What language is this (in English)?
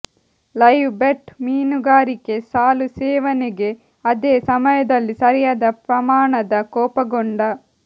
Kannada